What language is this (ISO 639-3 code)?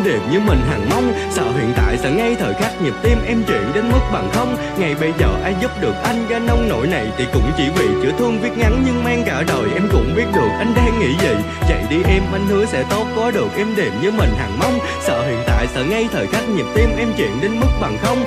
vie